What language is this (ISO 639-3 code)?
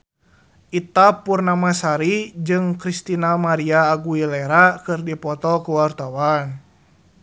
sun